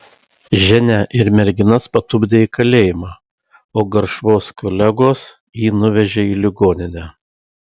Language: Lithuanian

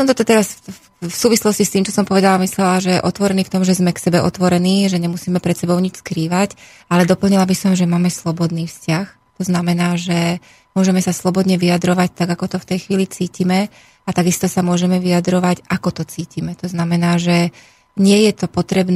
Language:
Slovak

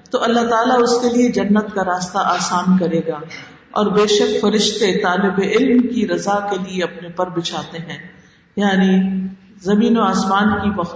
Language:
Urdu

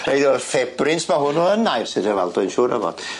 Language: Welsh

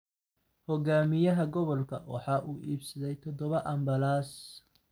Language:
Somali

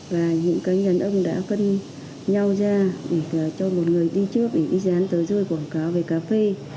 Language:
Vietnamese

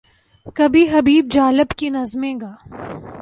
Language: Urdu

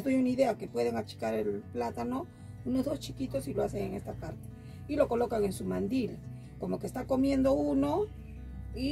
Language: Spanish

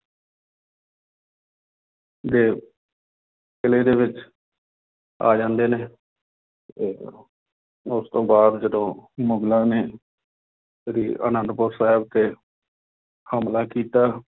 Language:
Punjabi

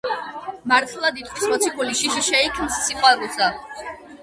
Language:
Georgian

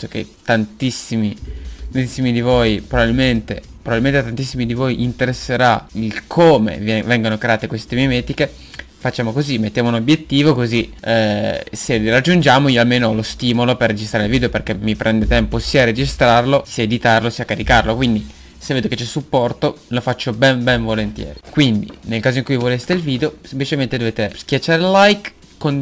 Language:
Italian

